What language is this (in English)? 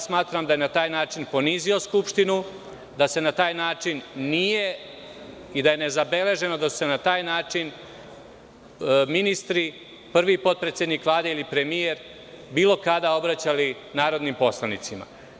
Serbian